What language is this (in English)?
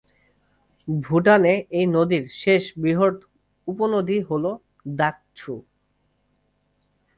Bangla